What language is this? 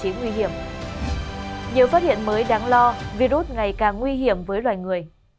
Vietnamese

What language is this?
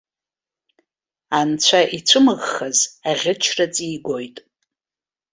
Abkhazian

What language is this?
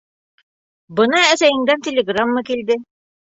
Bashkir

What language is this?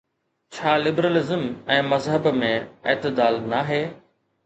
Sindhi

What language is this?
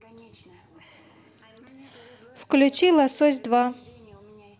Russian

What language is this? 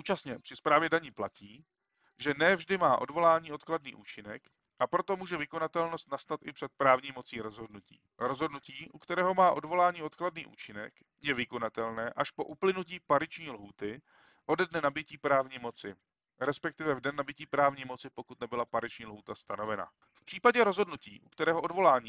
Czech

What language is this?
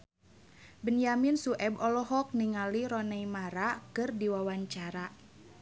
Sundanese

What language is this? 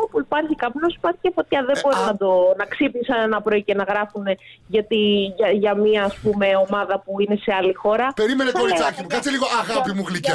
Greek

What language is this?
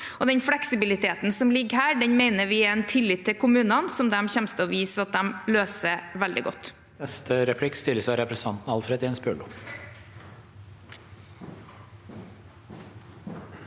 Norwegian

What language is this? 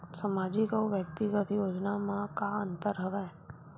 Chhattisgarhi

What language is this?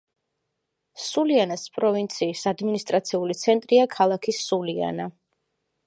Georgian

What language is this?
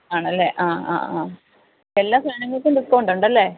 Malayalam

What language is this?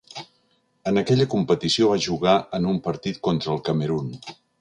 Catalan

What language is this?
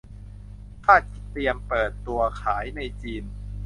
Thai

